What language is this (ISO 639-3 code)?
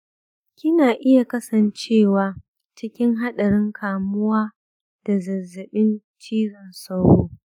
hau